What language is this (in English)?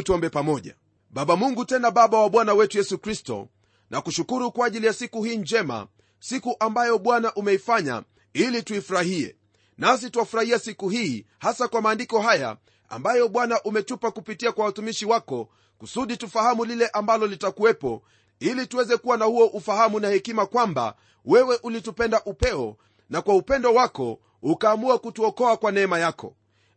Swahili